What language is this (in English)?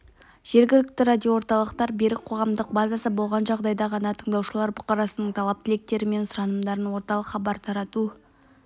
Kazakh